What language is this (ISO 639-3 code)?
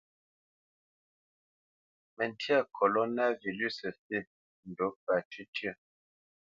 bce